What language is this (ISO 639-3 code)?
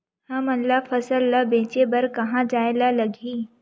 hne